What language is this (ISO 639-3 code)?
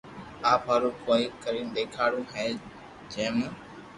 lrk